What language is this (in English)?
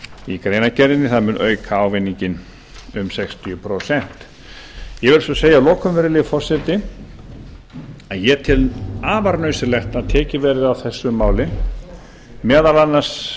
Icelandic